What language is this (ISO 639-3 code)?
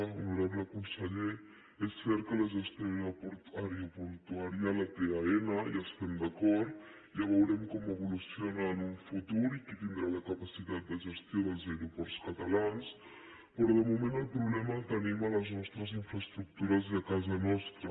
cat